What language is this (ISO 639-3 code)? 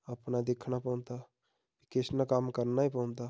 doi